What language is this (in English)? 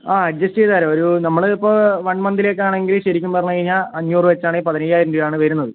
Malayalam